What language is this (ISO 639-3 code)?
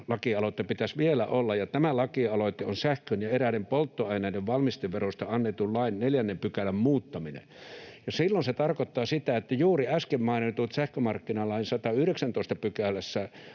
fin